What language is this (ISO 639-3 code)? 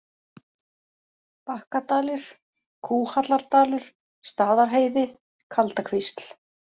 isl